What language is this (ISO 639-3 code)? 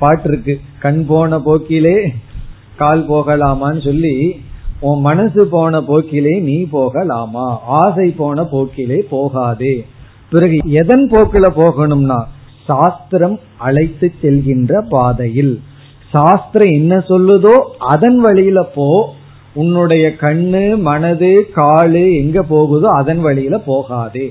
tam